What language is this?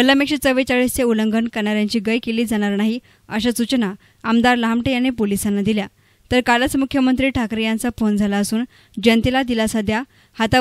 Romanian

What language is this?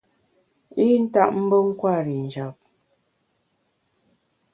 Bamun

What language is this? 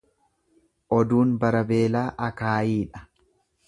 Oromo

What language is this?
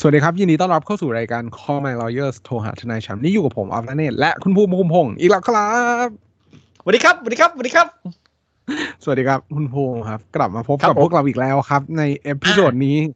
Thai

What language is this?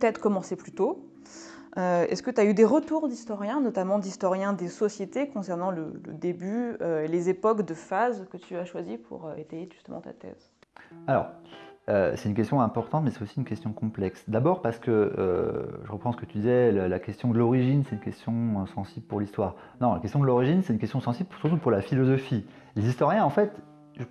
French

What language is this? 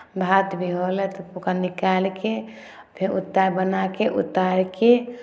Maithili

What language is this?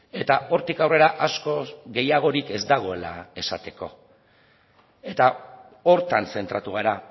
Basque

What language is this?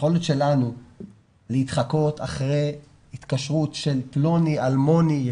Hebrew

